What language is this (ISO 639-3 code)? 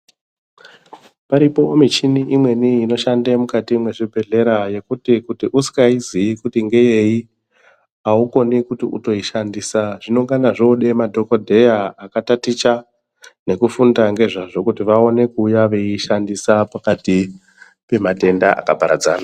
ndc